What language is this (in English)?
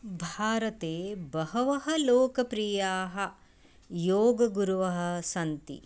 Sanskrit